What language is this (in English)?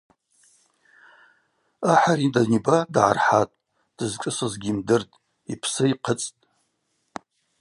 Abaza